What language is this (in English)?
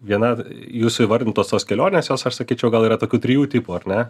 Lithuanian